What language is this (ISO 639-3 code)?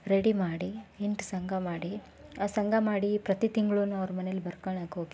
kan